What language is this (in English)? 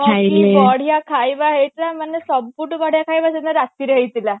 Odia